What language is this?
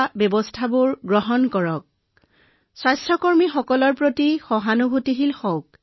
Assamese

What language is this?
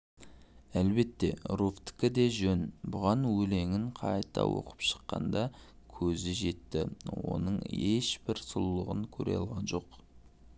Kazakh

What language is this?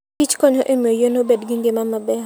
Luo (Kenya and Tanzania)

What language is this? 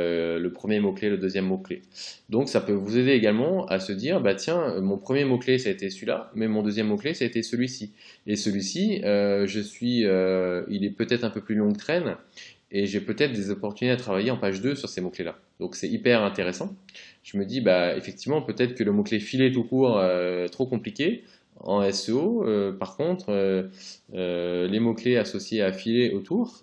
French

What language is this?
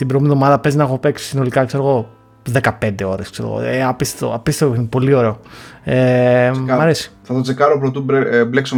Greek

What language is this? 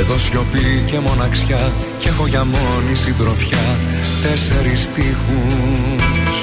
Greek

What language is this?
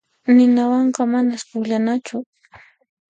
Puno Quechua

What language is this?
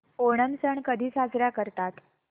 Marathi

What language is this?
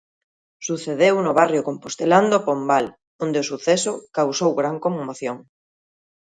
Galician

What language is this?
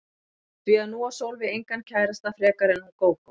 Icelandic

